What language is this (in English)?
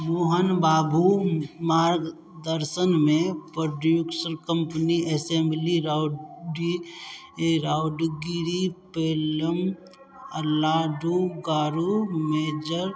Maithili